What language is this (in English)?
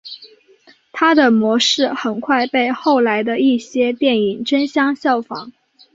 Chinese